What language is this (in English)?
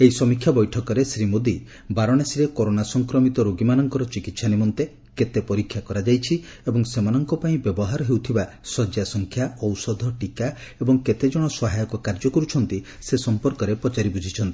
Odia